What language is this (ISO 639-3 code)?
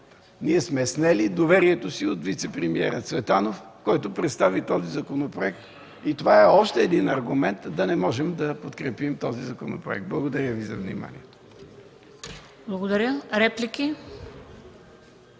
bul